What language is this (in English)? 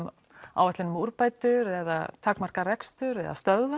Icelandic